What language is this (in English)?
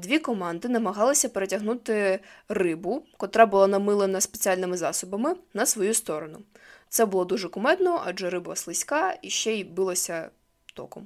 Ukrainian